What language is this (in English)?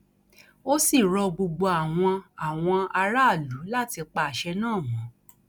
Yoruba